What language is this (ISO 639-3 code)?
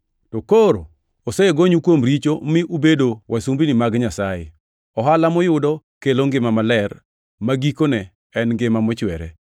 luo